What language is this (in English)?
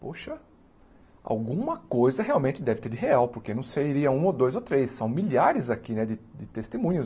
Portuguese